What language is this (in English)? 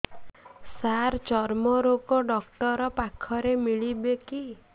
Odia